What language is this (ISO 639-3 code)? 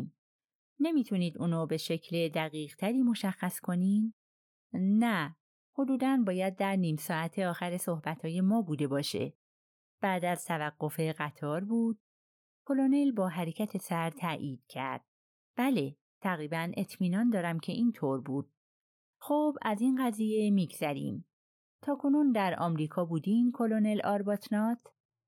fas